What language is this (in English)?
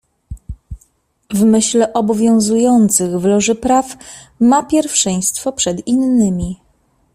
Polish